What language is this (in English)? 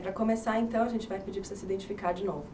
Portuguese